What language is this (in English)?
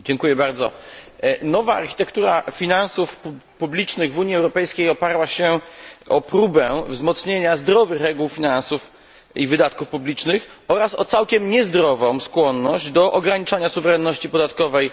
Polish